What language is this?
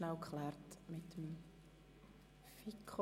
Swiss German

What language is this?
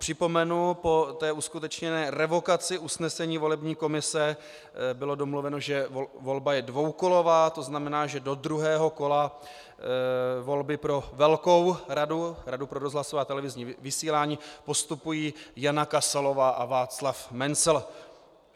Czech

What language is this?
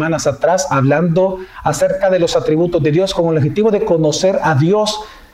Spanish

